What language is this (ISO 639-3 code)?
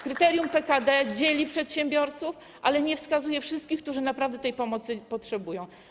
pol